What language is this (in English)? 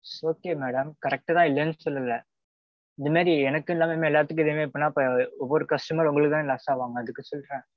Tamil